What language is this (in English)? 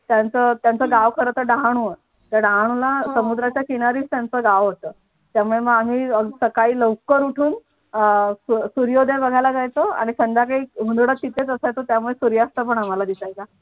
Marathi